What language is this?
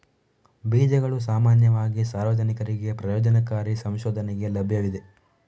Kannada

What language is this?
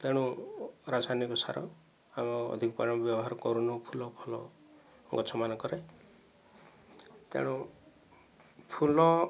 Odia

